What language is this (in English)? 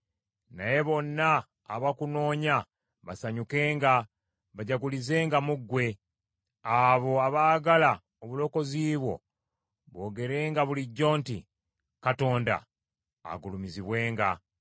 Ganda